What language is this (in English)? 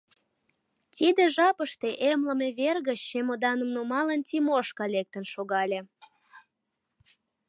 Mari